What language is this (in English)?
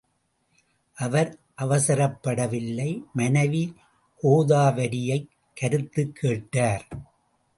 Tamil